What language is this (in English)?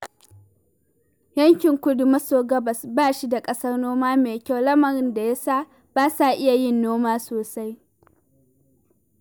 Hausa